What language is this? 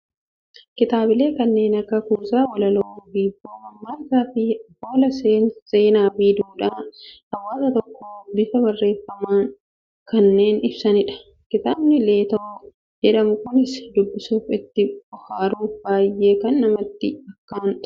Oromo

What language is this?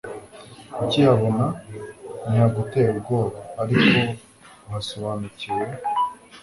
Kinyarwanda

